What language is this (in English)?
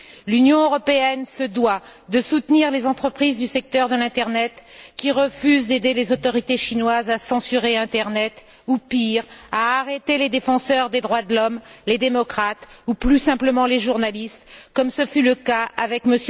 French